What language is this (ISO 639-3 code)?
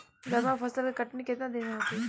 bho